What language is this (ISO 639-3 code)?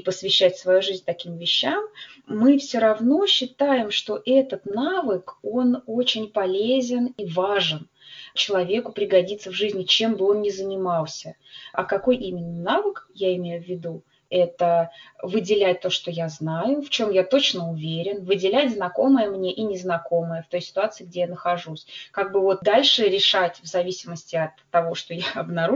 rus